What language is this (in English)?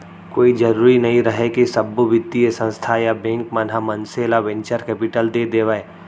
Chhattisgarhi